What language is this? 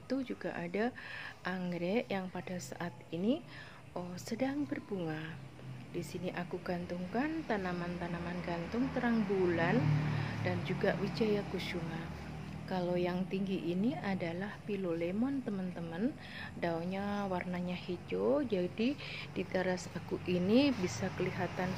Indonesian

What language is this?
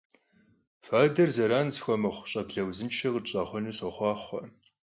Kabardian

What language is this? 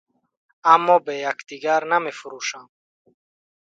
Tajik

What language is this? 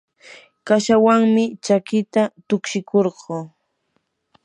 Yanahuanca Pasco Quechua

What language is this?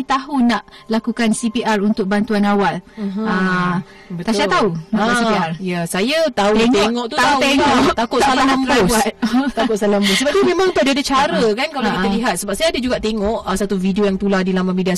Malay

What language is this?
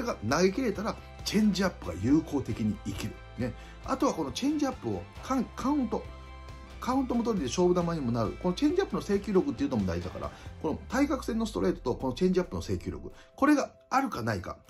Japanese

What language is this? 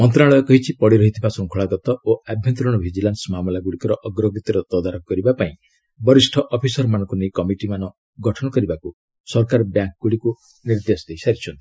Odia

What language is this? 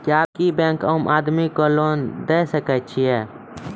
Maithili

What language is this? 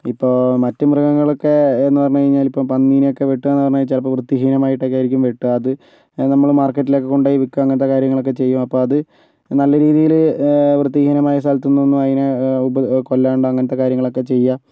Malayalam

